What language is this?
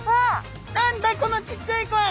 Japanese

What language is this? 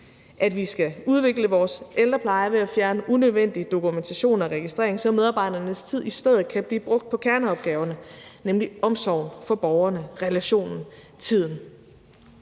Danish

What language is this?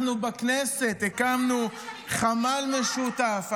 Hebrew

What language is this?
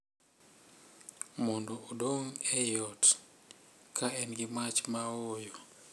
Luo (Kenya and Tanzania)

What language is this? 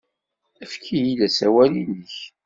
Kabyle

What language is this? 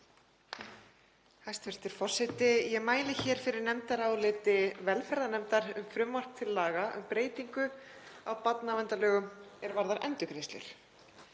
Icelandic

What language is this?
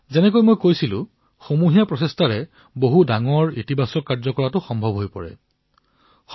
Assamese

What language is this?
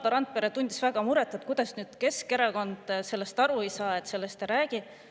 Estonian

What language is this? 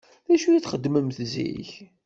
Kabyle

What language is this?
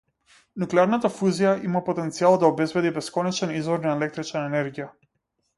Macedonian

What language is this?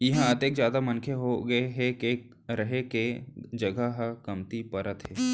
Chhattisgarhi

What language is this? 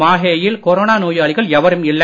Tamil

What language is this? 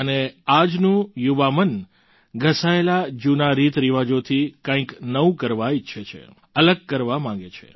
Gujarati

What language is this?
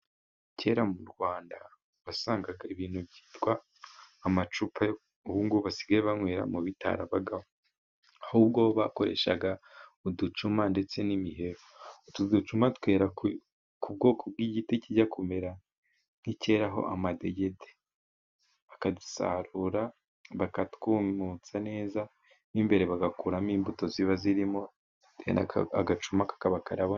Kinyarwanda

